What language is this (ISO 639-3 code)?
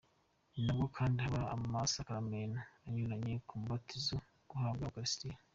kin